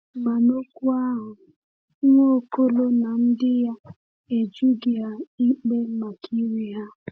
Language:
Igbo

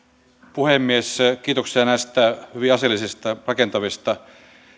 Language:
Finnish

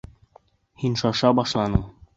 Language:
Bashkir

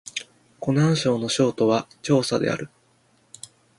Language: Japanese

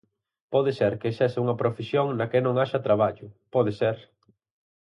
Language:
Galician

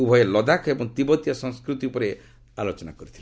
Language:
Odia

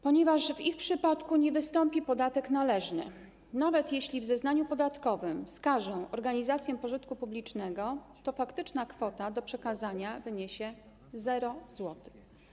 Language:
Polish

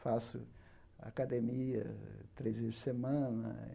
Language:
Portuguese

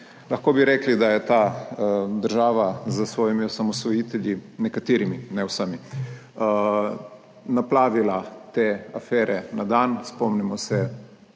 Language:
Slovenian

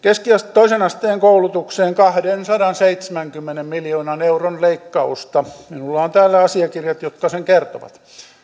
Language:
Finnish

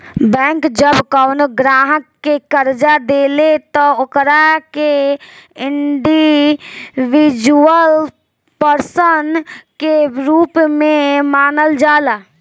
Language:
Bhojpuri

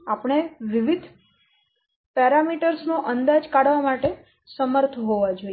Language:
Gujarati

